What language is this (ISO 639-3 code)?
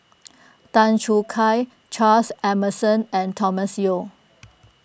eng